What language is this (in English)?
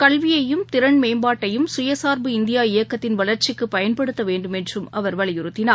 Tamil